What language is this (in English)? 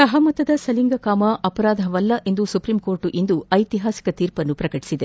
Kannada